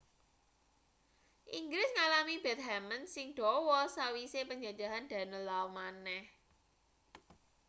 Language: Javanese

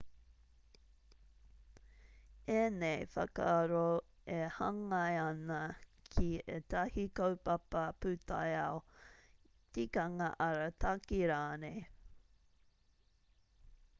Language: Māori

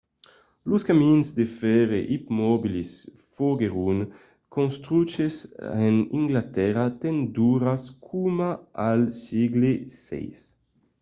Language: Occitan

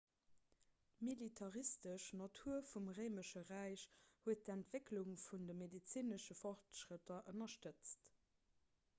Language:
Luxembourgish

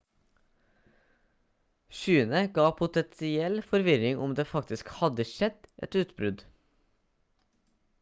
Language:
Norwegian Bokmål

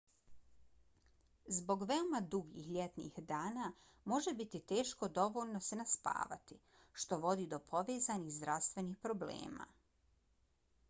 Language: Bosnian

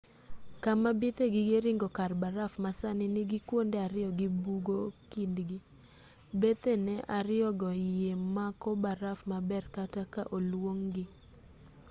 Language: Luo (Kenya and Tanzania)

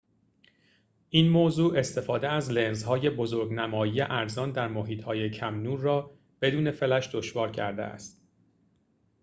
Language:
Persian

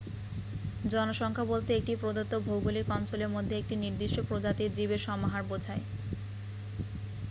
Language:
Bangla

